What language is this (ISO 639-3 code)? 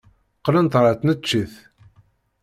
kab